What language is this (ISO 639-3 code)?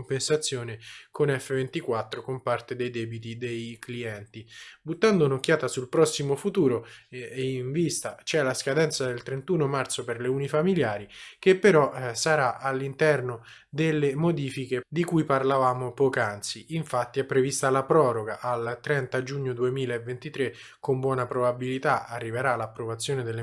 ita